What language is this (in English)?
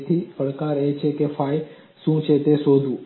Gujarati